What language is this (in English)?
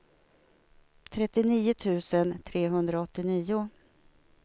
Swedish